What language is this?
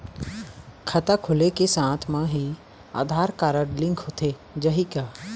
Chhattisgarhi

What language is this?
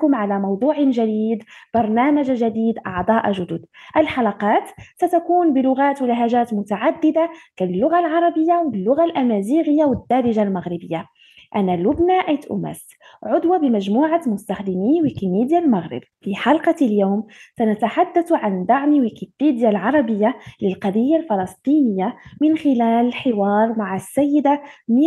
Arabic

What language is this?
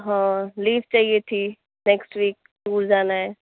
Urdu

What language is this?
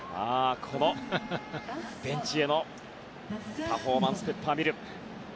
Japanese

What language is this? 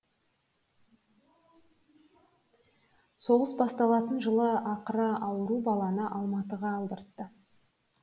Kazakh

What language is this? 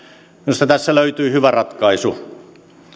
Finnish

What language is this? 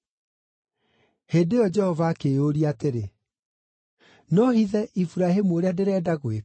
Kikuyu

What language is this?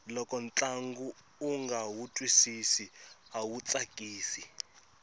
Tsonga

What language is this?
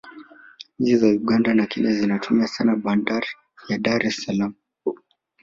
Swahili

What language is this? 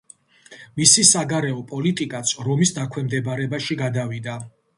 Georgian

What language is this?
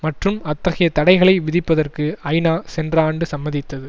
Tamil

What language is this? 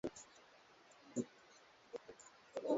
Swahili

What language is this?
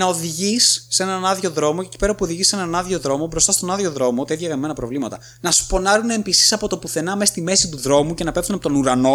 Greek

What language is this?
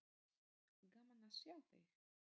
Icelandic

